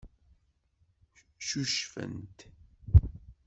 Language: Kabyle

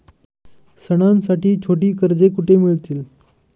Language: Marathi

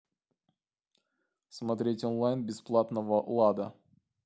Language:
Russian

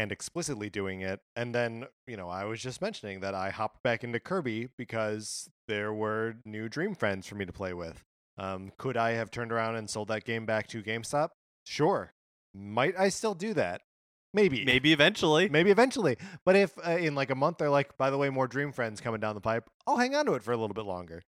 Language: English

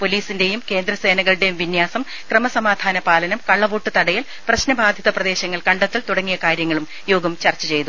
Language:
Malayalam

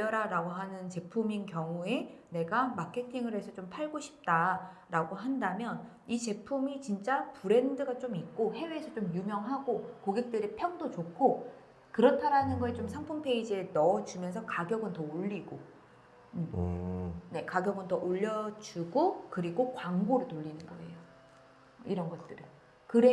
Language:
Korean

